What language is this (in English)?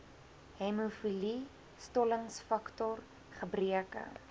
Afrikaans